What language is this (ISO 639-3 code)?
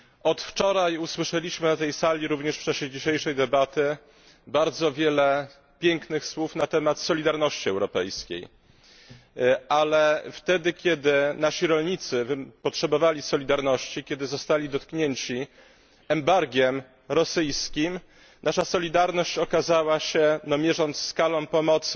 pol